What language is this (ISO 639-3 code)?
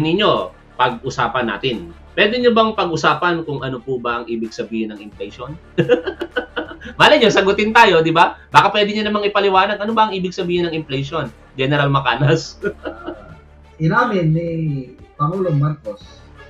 fil